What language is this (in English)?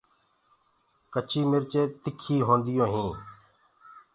Gurgula